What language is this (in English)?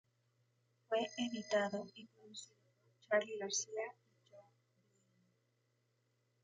Spanish